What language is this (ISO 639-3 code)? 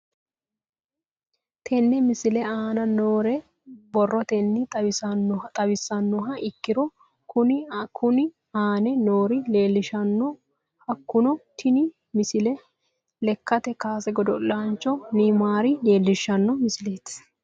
sid